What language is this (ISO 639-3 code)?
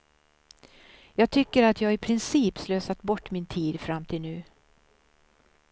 swe